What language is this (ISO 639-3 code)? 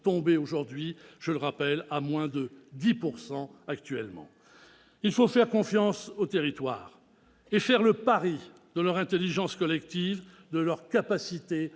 fra